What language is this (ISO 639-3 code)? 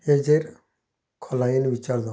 kok